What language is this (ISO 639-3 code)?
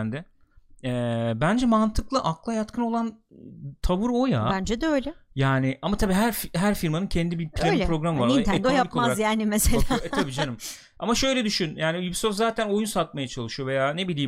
tur